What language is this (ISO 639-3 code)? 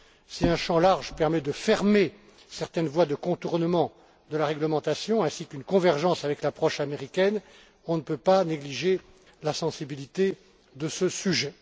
fra